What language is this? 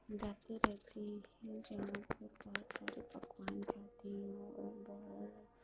Urdu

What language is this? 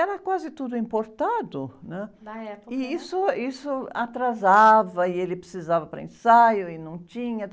Portuguese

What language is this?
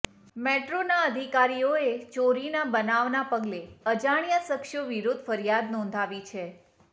Gujarati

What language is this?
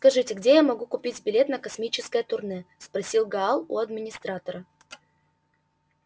Russian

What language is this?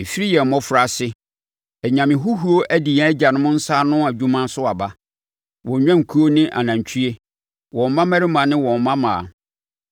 Akan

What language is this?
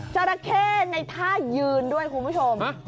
Thai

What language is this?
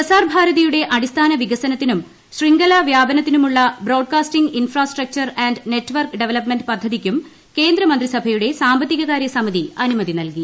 Malayalam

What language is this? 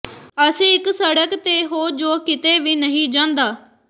Punjabi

